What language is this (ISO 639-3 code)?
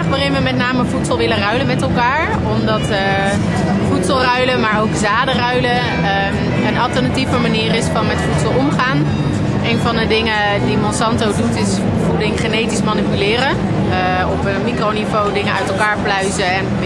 nld